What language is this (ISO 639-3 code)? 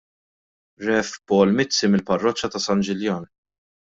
mlt